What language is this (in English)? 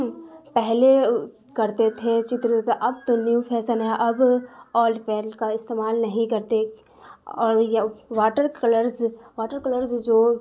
Urdu